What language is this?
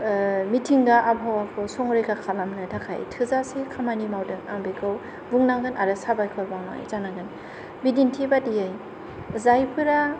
Bodo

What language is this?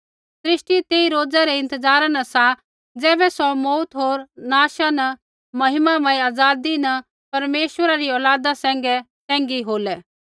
Kullu Pahari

